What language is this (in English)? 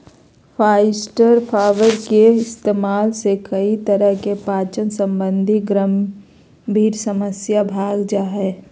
Magahi